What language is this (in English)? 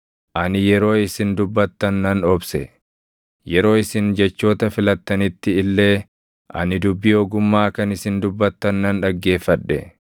Oromo